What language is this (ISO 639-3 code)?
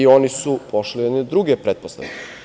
srp